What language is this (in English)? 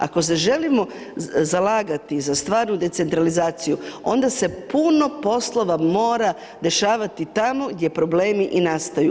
Croatian